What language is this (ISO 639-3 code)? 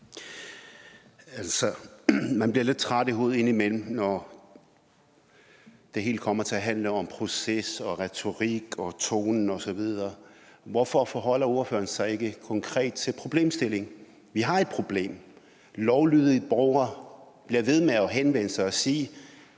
dan